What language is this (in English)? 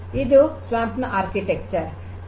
Kannada